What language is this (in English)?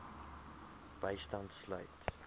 Afrikaans